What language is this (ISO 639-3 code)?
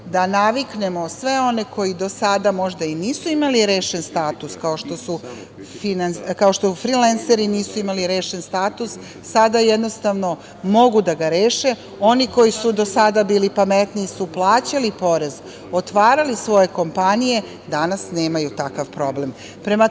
srp